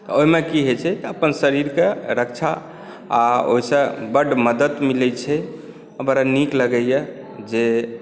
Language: Maithili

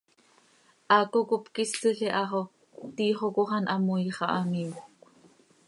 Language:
Seri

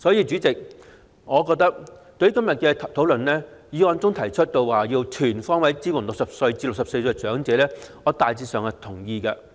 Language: Cantonese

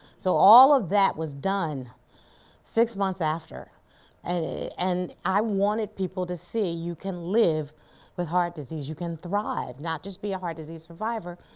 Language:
English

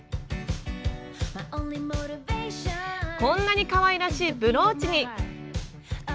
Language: Japanese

